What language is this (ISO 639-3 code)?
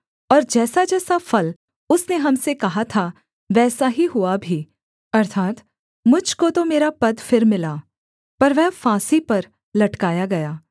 hin